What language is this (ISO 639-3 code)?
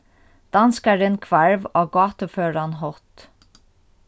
fao